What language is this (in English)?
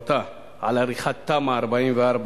Hebrew